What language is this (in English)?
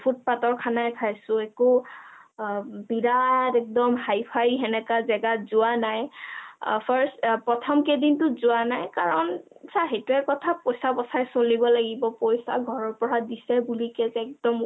Assamese